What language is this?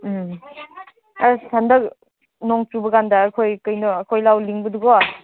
Manipuri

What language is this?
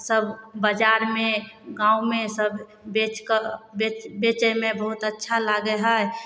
Maithili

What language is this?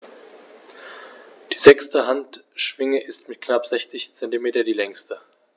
German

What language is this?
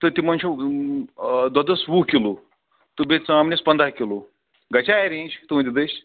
Kashmiri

